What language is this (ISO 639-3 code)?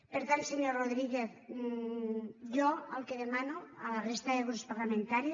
cat